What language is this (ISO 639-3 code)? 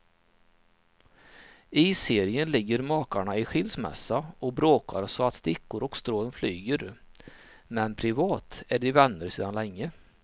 swe